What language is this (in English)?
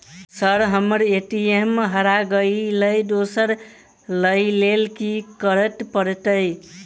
Maithili